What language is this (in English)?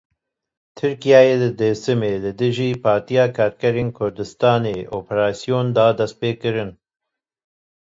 Kurdish